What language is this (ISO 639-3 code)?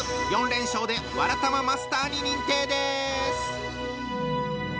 jpn